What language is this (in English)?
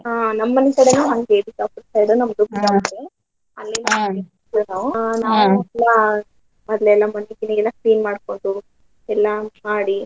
Kannada